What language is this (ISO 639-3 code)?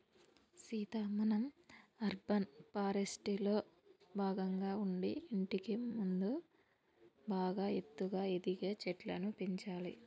tel